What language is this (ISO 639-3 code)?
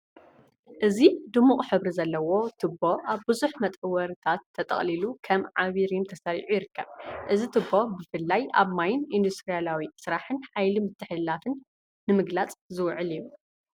tir